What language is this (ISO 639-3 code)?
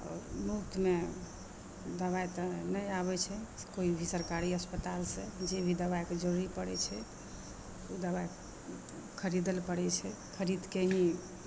mai